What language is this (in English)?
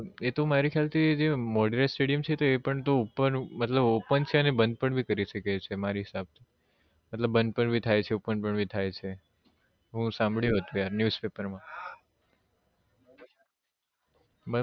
Gujarati